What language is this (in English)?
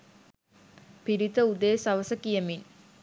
Sinhala